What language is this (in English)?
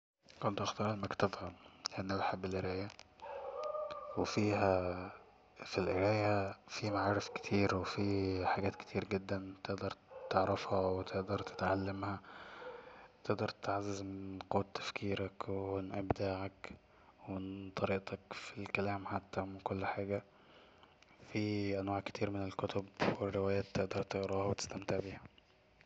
Egyptian Arabic